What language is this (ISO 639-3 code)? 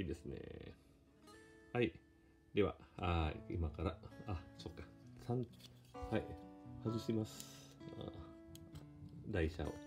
jpn